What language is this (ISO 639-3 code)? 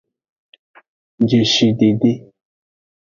ajg